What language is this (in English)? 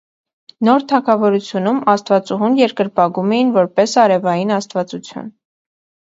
Armenian